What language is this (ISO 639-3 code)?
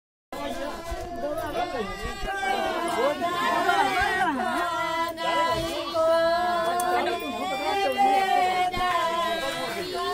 ara